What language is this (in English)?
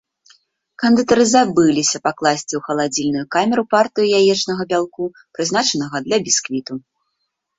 Belarusian